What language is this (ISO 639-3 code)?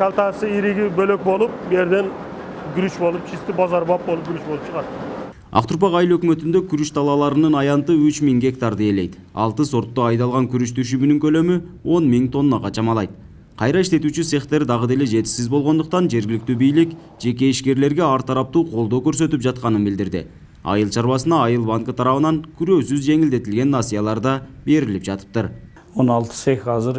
tur